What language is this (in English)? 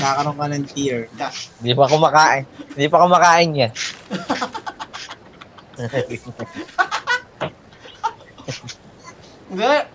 Filipino